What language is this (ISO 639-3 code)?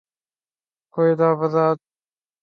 urd